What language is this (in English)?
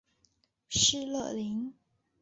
Chinese